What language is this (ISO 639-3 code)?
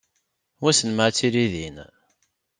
kab